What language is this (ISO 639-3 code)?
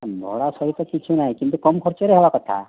ori